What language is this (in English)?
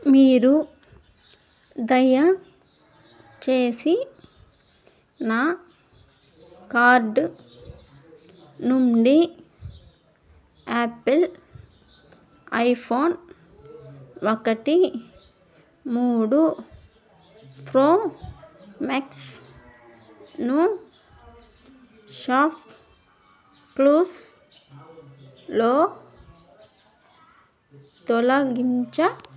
Telugu